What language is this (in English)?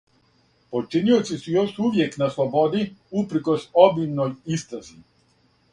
Serbian